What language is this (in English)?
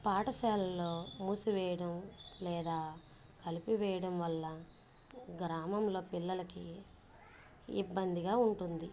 Telugu